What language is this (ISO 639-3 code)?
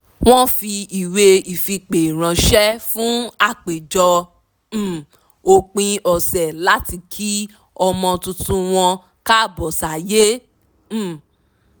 yor